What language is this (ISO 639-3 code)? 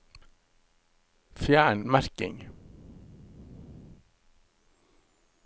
nor